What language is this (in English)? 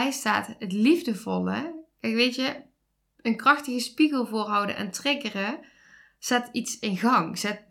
Dutch